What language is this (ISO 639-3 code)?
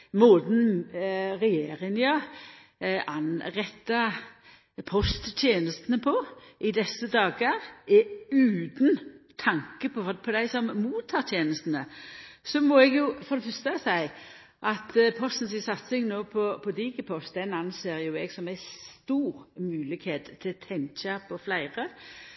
nno